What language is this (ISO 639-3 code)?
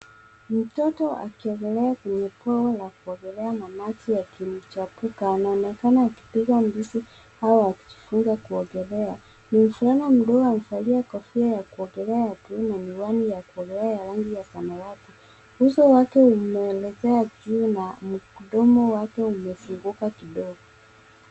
swa